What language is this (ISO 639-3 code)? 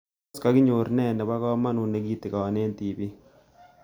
kln